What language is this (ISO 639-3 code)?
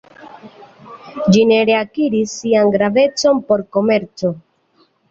epo